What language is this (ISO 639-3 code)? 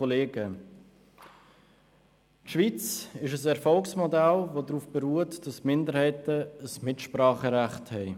gsw